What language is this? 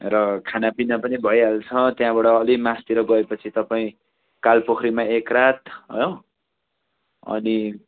Nepali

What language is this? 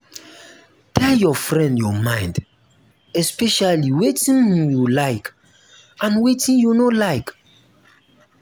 Nigerian Pidgin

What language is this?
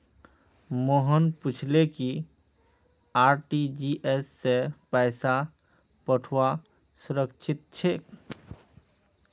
Magahi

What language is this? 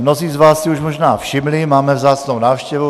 Czech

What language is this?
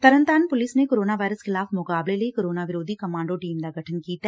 Punjabi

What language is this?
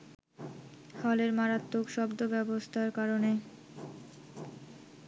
Bangla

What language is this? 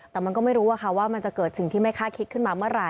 Thai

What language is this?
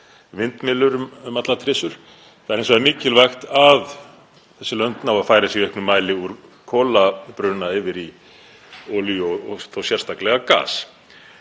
Icelandic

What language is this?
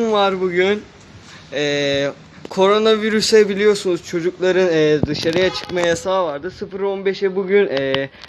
Turkish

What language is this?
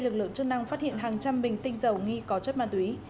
Vietnamese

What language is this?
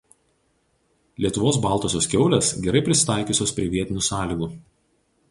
Lithuanian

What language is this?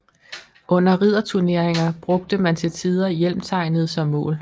Danish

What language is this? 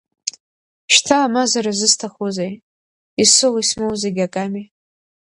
Abkhazian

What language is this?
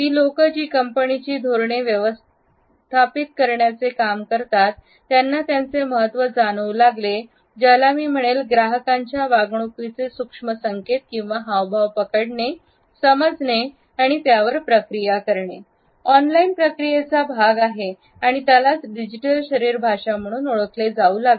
Marathi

